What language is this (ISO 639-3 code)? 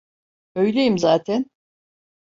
tur